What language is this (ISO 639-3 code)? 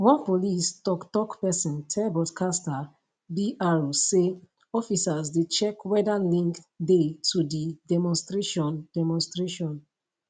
pcm